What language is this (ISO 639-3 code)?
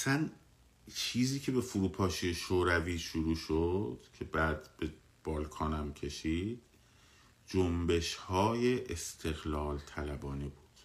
fas